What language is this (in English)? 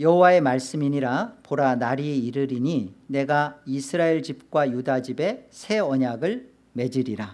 Korean